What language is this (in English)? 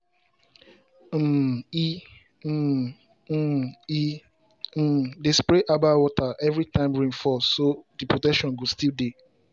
Nigerian Pidgin